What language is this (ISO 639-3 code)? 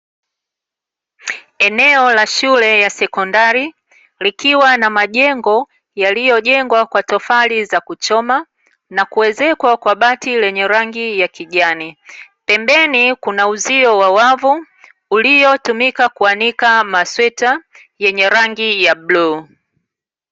swa